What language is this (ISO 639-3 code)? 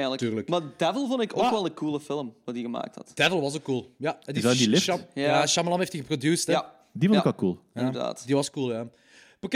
nld